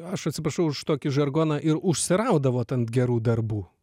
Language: Lithuanian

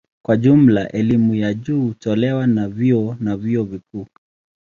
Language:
Swahili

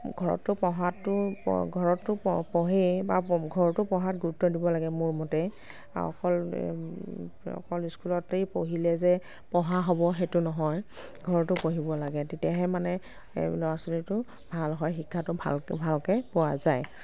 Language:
Assamese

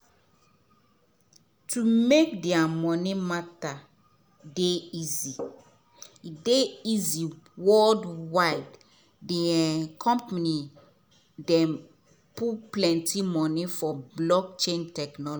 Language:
Nigerian Pidgin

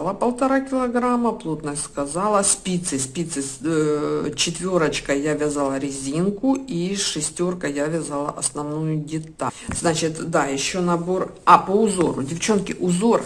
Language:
Russian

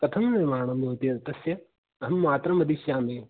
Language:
Sanskrit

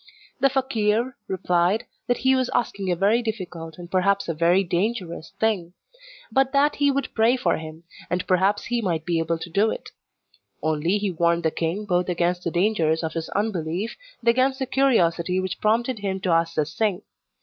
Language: English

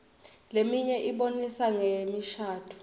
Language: Swati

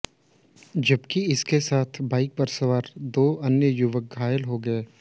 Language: Hindi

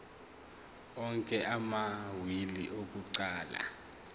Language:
Zulu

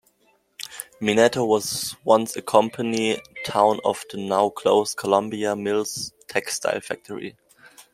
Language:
English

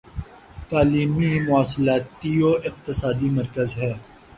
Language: Urdu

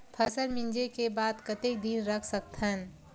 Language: Chhattisgarhi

